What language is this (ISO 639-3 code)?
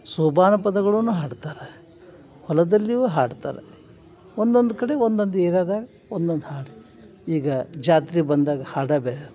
kan